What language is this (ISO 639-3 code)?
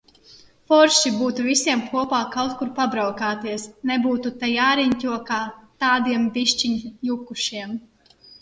lav